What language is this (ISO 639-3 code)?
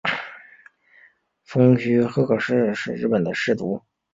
zho